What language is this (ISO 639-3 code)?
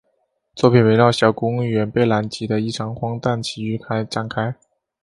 zho